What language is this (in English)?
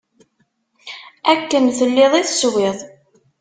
Kabyle